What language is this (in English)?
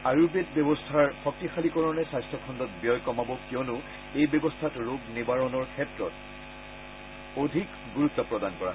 Assamese